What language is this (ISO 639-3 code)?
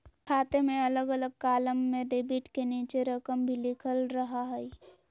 mag